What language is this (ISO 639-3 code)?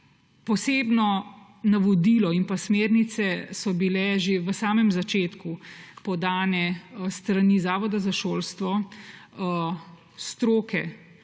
slv